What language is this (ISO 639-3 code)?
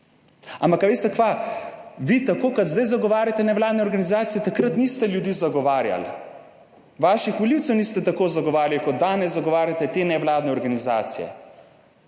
slv